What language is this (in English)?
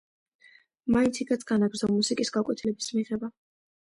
Georgian